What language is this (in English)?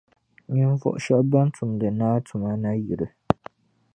Dagbani